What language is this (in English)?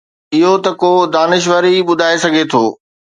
Sindhi